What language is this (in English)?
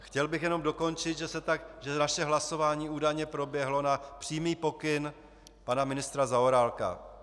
Czech